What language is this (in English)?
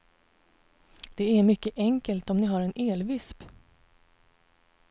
Swedish